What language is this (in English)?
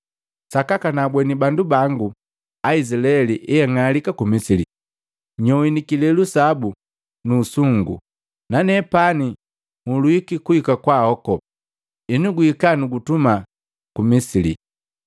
Matengo